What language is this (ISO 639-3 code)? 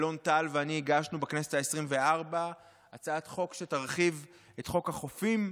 heb